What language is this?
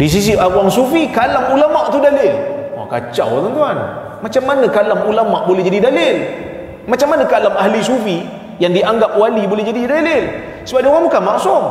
Malay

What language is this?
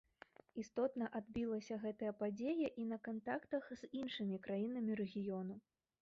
Belarusian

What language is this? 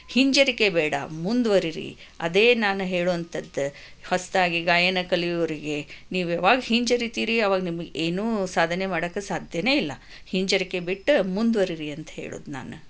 Kannada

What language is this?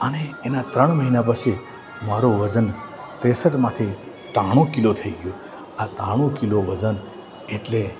Gujarati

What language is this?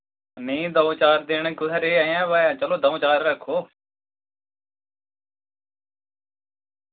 Dogri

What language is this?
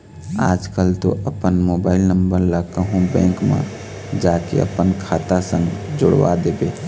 Chhattisgarhi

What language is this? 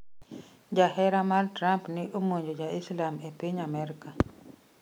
Luo (Kenya and Tanzania)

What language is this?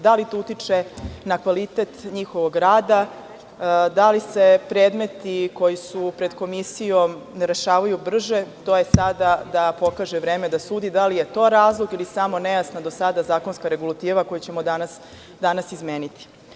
Serbian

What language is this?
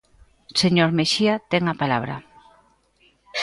Galician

